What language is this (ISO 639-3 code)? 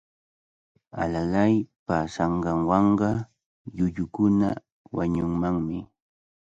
qvl